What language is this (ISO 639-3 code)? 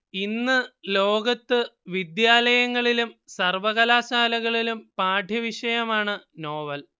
mal